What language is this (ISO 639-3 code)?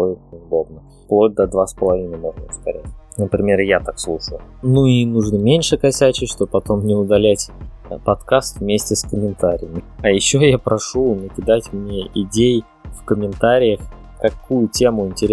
rus